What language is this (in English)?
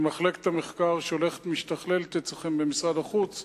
Hebrew